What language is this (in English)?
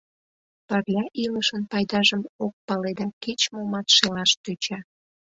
Mari